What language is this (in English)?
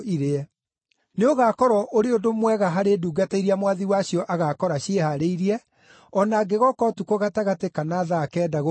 Kikuyu